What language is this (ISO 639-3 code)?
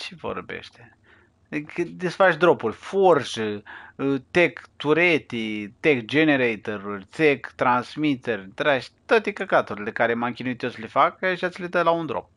ron